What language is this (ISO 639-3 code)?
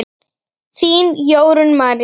isl